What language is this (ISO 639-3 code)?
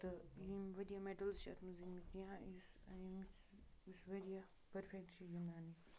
kas